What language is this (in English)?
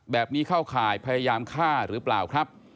Thai